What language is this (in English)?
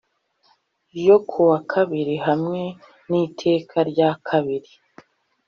Kinyarwanda